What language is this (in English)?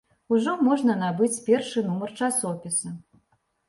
Belarusian